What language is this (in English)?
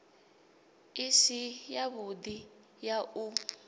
Venda